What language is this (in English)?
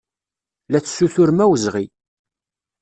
Kabyle